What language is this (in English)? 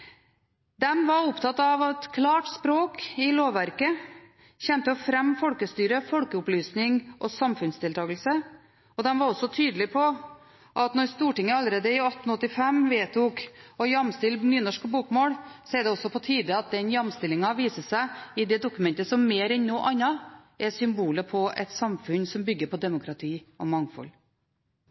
Norwegian Bokmål